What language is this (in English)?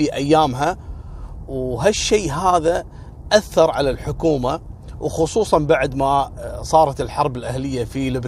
Arabic